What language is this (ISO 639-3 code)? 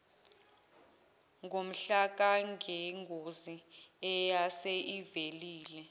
zul